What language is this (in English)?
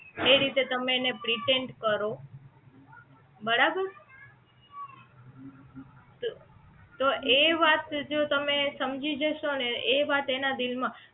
Gujarati